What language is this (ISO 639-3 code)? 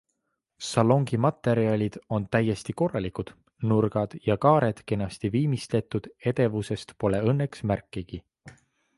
est